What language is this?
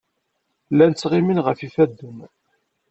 Kabyle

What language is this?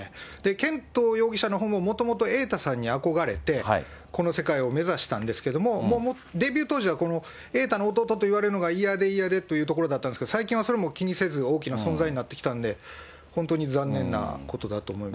Japanese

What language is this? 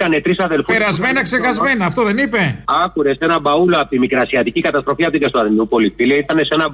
Greek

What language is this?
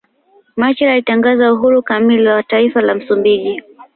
Swahili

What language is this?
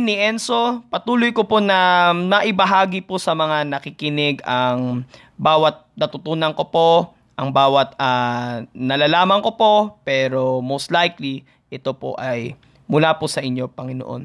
Filipino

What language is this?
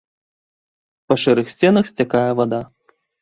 Belarusian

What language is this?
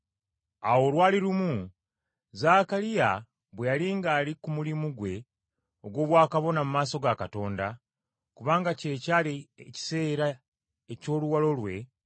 Ganda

